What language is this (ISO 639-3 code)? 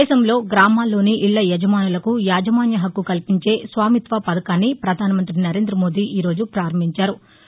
tel